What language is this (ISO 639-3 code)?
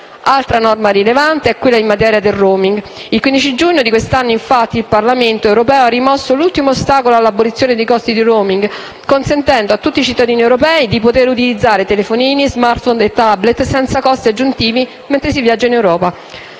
ita